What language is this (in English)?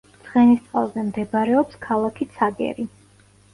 Georgian